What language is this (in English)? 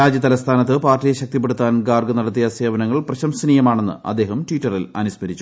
Malayalam